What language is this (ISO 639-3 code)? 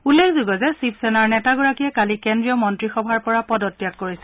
asm